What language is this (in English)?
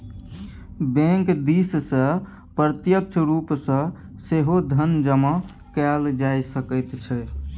Maithili